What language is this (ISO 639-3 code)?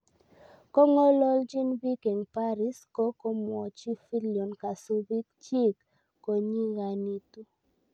kln